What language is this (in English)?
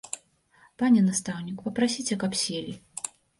Belarusian